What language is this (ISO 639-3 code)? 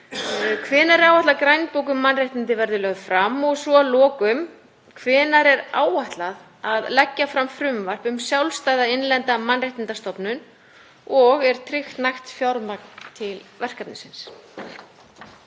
isl